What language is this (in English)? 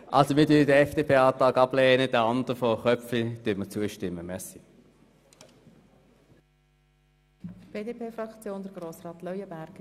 Swiss German